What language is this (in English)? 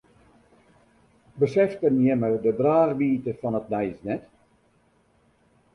Western Frisian